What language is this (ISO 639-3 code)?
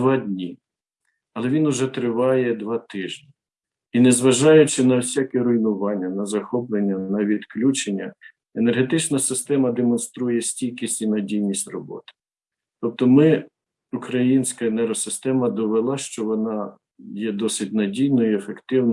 ukr